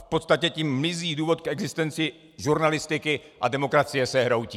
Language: Czech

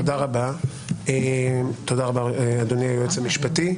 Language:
Hebrew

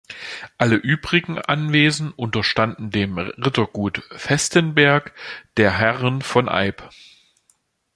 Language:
German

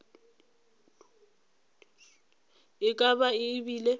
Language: Northern Sotho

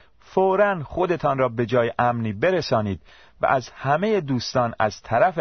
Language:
Persian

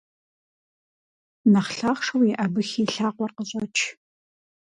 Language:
Kabardian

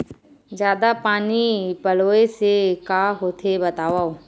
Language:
Chhattisgarhi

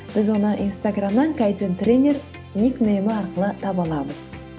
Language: Kazakh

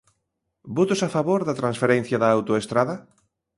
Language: Galician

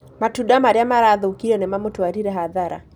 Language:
Kikuyu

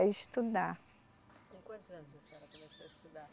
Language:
Portuguese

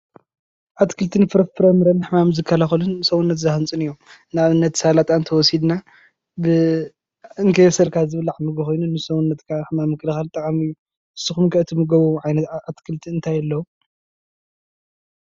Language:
Tigrinya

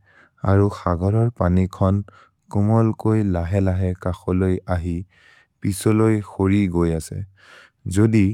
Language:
Maria (India)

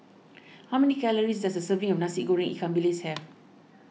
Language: English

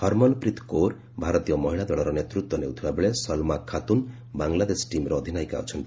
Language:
Odia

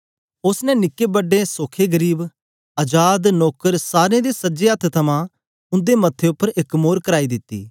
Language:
Dogri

